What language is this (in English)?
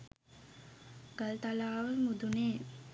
Sinhala